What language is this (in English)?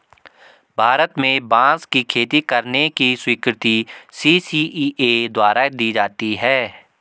Hindi